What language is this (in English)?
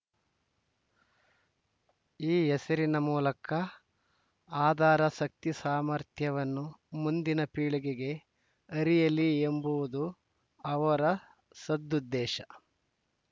Kannada